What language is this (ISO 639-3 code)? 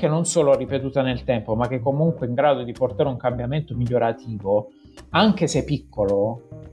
ita